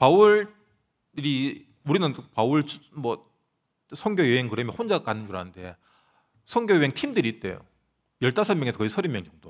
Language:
Korean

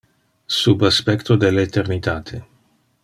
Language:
Interlingua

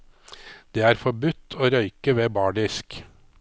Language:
Norwegian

